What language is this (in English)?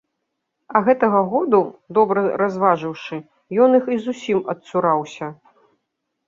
Belarusian